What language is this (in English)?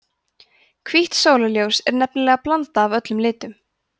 Icelandic